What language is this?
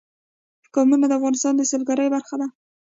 Pashto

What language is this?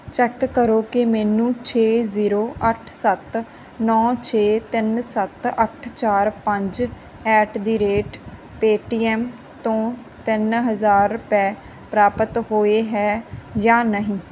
Punjabi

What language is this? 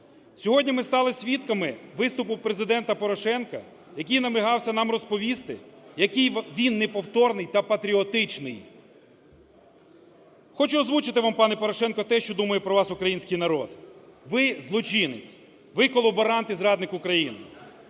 Ukrainian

